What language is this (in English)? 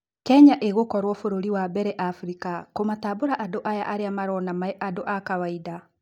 Kikuyu